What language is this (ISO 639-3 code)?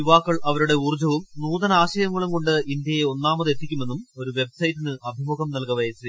mal